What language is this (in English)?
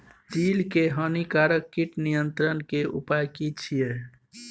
Maithili